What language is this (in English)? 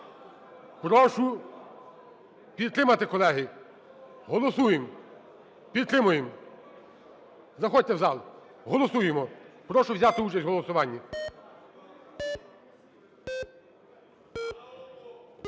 Ukrainian